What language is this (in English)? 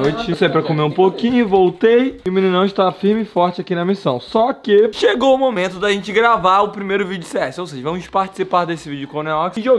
Portuguese